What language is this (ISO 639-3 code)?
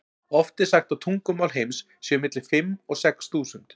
isl